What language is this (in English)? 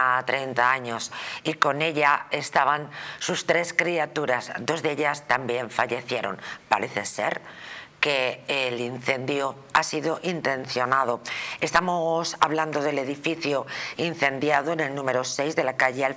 Spanish